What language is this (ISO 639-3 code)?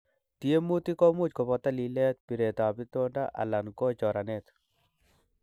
kln